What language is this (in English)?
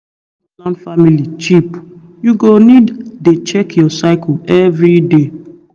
Nigerian Pidgin